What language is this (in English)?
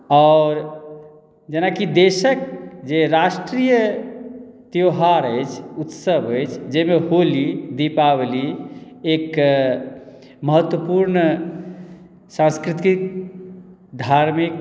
Maithili